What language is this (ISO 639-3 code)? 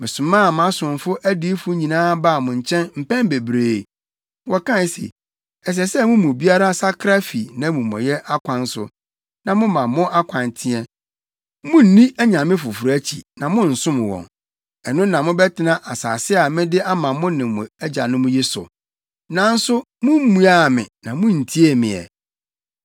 aka